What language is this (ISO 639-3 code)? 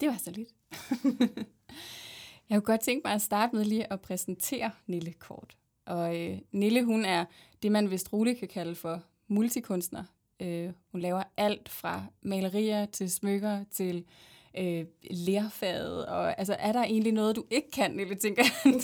dan